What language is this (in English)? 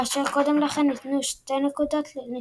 Hebrew